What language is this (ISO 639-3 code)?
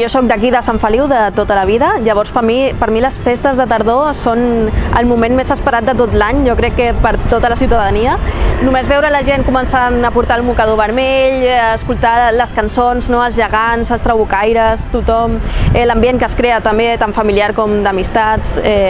cat